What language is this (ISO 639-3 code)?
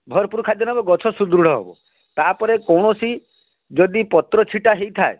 ori